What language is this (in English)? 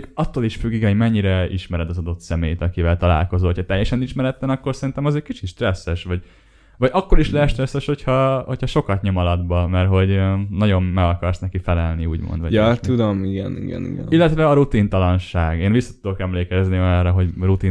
Hungarian